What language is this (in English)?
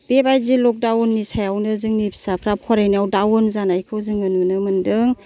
Bodo